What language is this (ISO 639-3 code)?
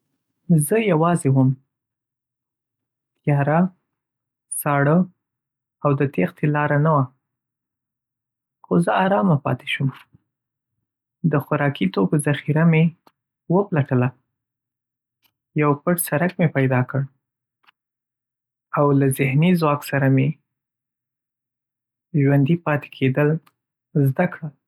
pus